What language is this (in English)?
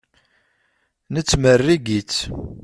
Kabyle